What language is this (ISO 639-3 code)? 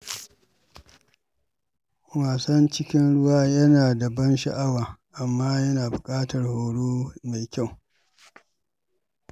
hau